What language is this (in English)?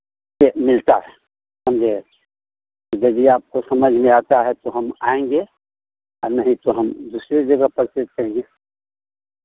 Hindi